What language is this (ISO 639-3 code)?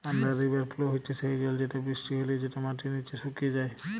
ben